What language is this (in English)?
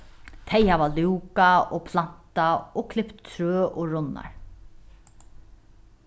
Faroese